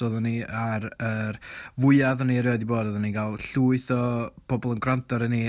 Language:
Welsh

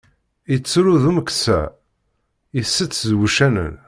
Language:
Kabyle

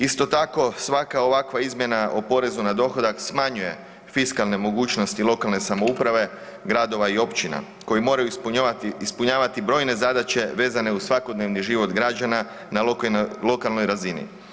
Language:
Croatian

